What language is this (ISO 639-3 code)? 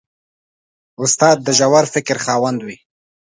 pus